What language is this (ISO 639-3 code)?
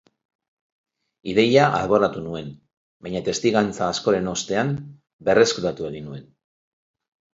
eus